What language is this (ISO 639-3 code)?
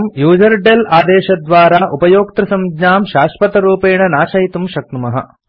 san